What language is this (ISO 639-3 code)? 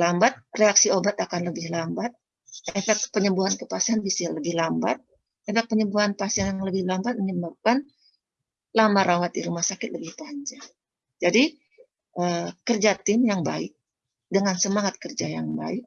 ind